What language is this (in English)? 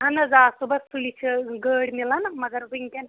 Kashmiri